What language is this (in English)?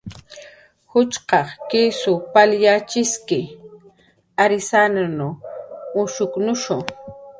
Jaqaru